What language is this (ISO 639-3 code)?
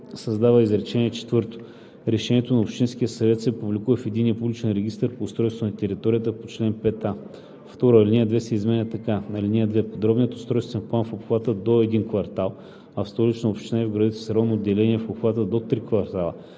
bul